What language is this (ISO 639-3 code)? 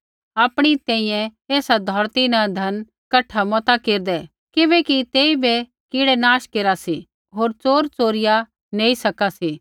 kfx